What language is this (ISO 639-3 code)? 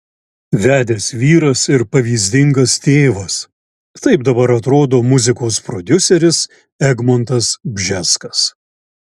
lit